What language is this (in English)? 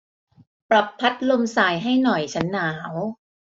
Thai